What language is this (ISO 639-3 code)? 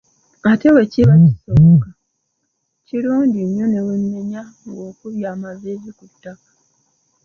lug